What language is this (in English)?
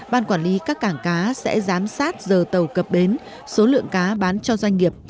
Vietnamese